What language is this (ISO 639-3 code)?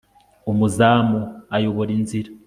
kin